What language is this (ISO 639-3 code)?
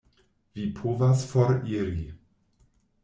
epo